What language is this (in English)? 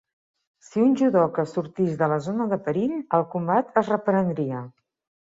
Catalan